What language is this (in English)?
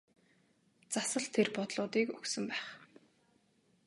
Mongolian